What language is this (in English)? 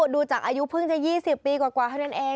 Thai